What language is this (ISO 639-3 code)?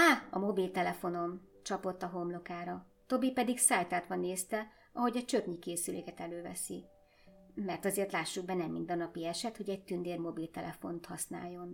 hun